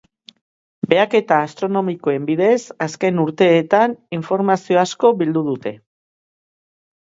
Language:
Basque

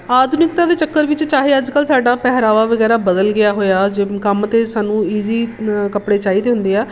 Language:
Punjabi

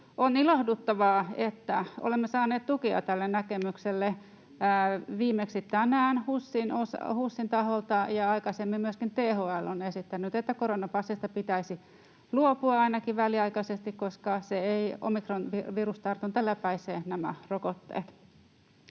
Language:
Finnish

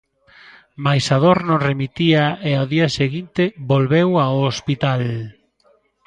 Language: Galician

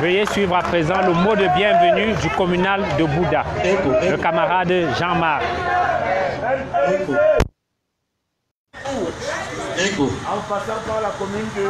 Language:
French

